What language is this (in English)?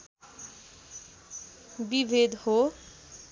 Nepali